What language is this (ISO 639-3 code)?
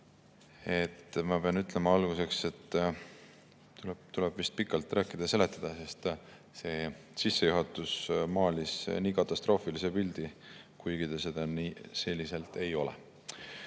est